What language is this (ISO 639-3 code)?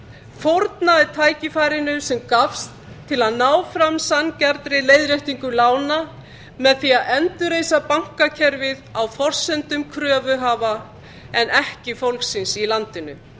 isl